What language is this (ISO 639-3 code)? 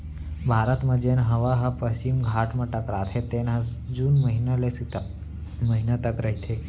hne